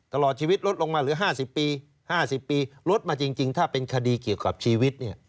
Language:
Thai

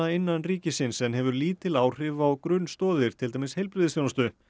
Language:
Icelandic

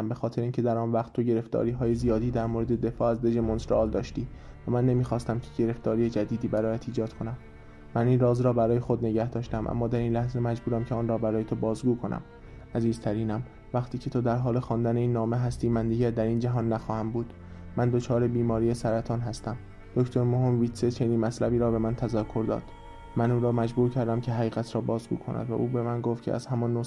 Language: Persian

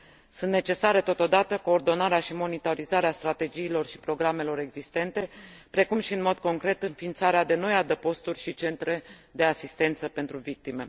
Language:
Romanian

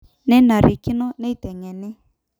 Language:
Masai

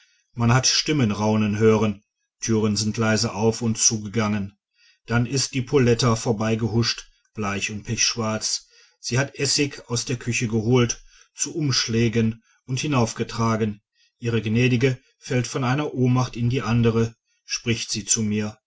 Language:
German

